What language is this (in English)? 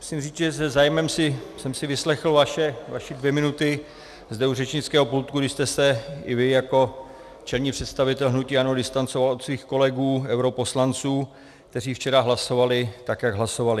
Czech